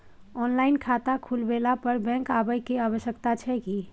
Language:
Maithili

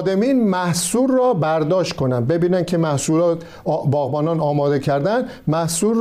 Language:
Persian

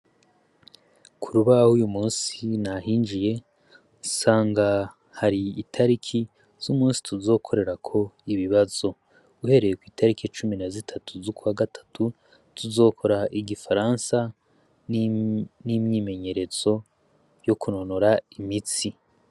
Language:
Rundi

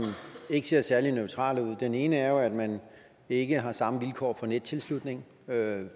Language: Danish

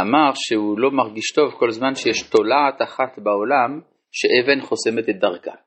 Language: Hebrew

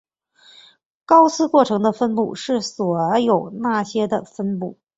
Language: Chinese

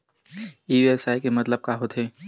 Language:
Chhattisgarhi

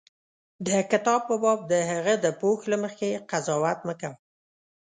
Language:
Pashto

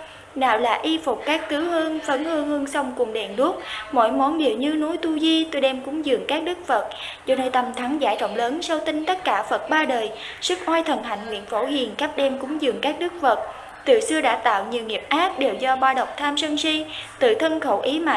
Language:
Vietnamese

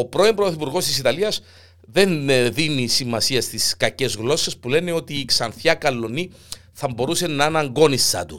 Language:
Greek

